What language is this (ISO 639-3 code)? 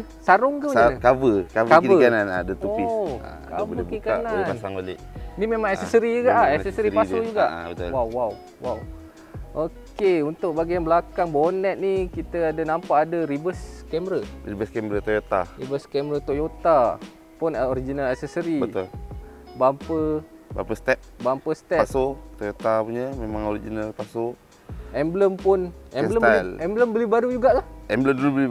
msa